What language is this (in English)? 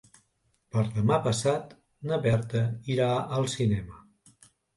Catalan